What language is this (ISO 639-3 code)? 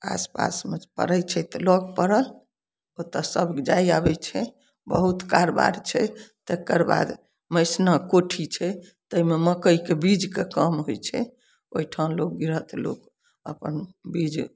mai